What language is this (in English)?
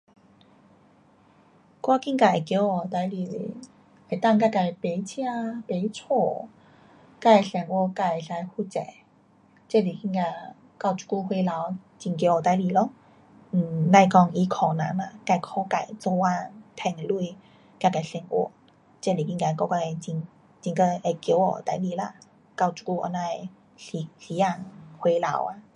Pu-Xian Chinese